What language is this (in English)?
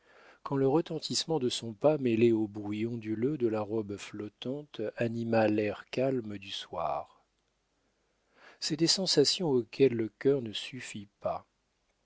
French